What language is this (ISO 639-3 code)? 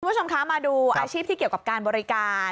tha